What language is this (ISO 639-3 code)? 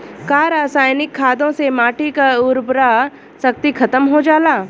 bho